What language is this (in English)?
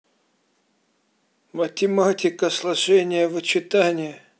Russian